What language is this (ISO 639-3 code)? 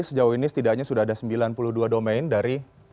ind